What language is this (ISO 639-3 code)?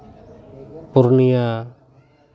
sat